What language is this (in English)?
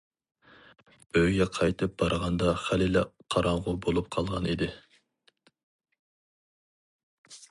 Uyghur